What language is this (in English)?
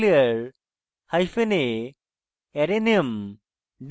Bangla